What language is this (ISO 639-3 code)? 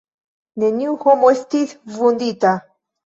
epo